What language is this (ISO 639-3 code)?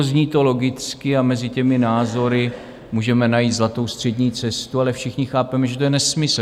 ces